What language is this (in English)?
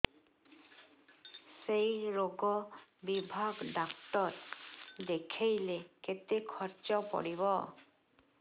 Odia